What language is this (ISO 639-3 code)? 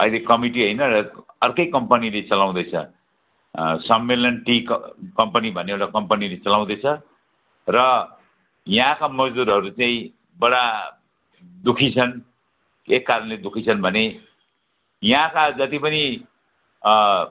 nep